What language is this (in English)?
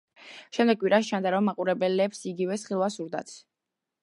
Georgian